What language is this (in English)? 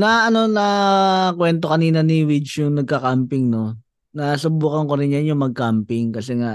Filipino